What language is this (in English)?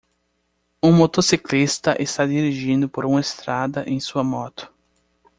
Portuguese